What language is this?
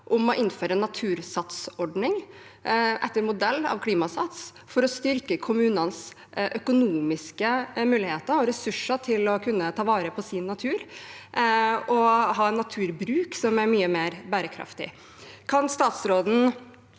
Norwegian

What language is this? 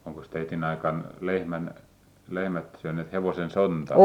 Finnish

